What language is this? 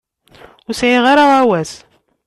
Kabyle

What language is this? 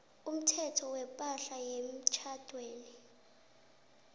South Ndebele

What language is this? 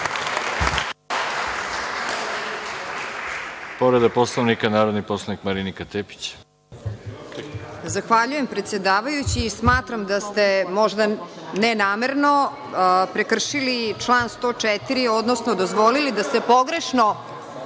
Serbian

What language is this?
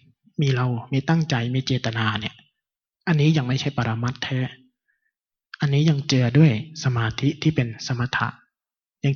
Thai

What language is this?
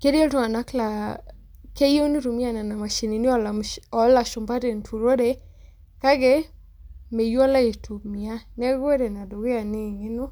Masai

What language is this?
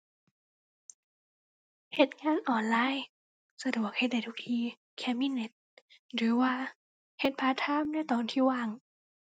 Thai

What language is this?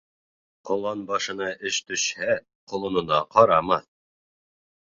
Bashkir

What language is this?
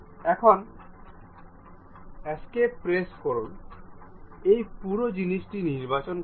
Bangla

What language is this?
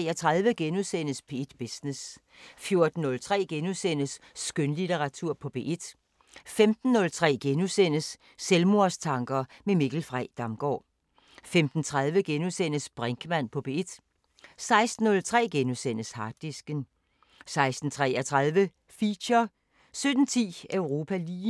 Danish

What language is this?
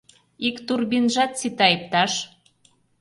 Mari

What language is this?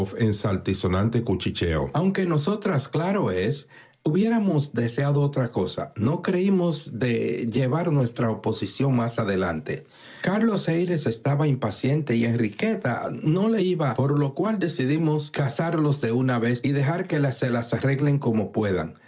Spanish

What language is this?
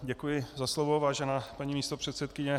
Czech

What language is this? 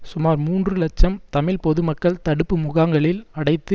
Tamil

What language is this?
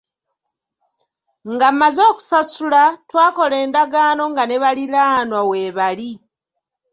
Ganda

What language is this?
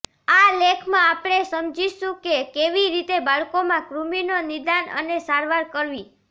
Gujarati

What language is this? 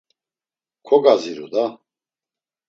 Laz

